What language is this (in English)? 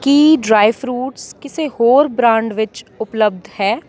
Punjabi